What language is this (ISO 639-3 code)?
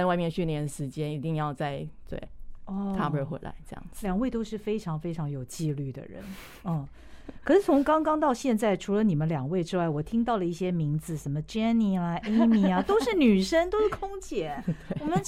zho